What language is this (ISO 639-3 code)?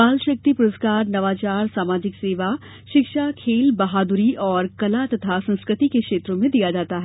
hin